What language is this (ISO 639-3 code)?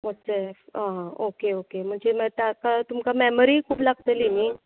kok